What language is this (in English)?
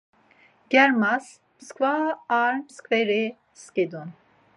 Laz